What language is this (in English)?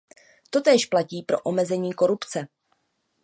Czech